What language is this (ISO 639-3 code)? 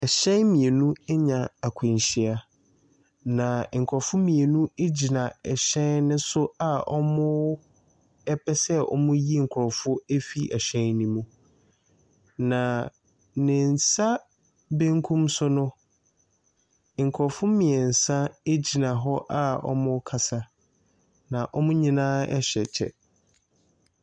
aka